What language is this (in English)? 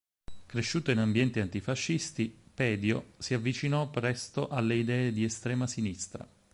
Italian